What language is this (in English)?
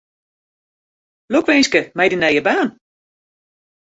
Western Frisian